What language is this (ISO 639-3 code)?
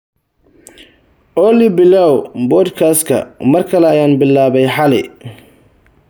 som